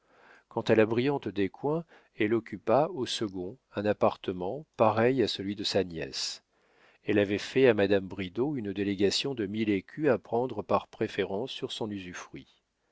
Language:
French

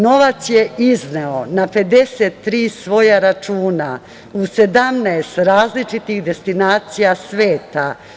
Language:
Serbian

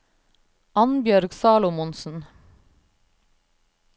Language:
Norwegian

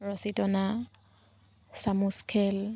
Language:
Assamese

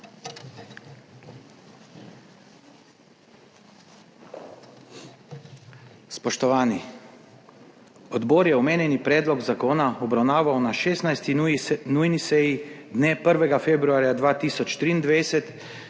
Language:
Slovenian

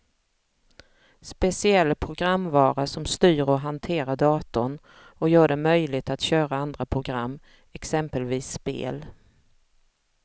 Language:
Swedish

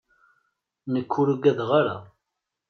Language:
Kabyle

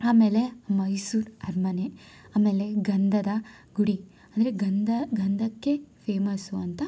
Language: Kannada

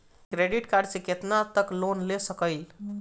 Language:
Bhojpuri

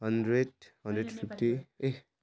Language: Nepali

